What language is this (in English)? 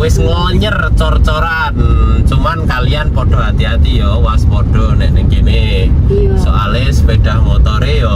Indonesian